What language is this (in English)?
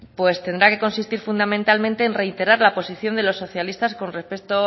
Spanish